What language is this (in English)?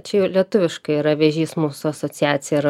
Lithuanian